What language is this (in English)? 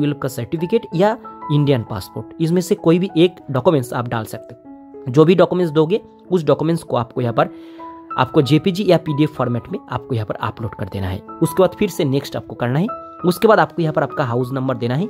Hindi